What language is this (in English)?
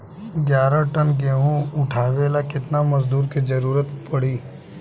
Bhojpuri